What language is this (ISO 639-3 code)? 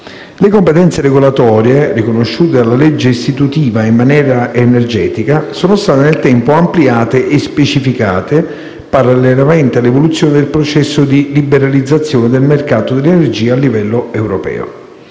ita